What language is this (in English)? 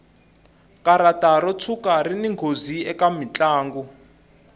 Tsonga